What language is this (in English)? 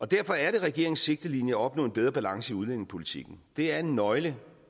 Danish